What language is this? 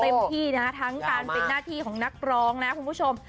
Thai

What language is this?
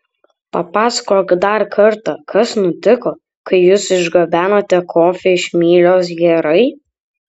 Lithuanian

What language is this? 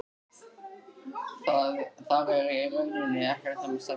Icelandic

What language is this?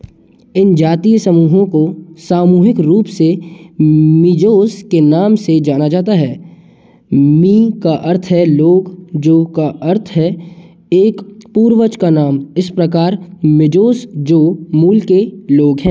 Hindi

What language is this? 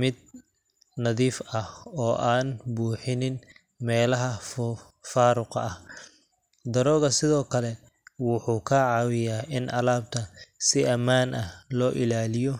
Somali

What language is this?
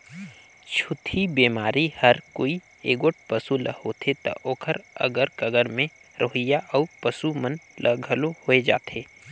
Chhattisgarhi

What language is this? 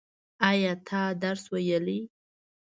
Pashto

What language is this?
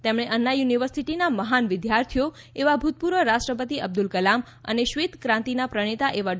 Gujarati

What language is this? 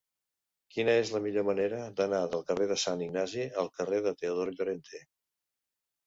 Catalan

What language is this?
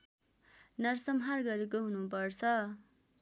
Nepali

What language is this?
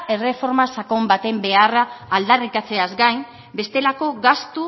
Basque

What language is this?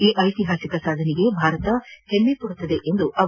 Kannada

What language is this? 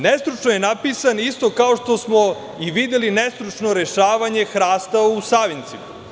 Serbian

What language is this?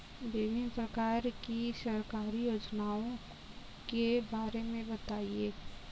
Hindi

